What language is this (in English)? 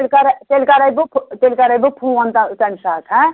Kashmiri